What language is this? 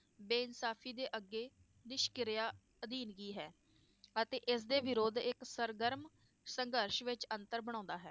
Punjabi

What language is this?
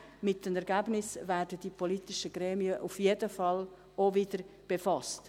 Swiss German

